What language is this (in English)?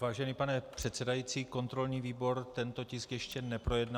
Czech